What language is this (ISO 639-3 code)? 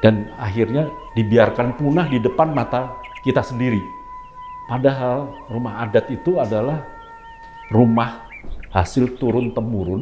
ind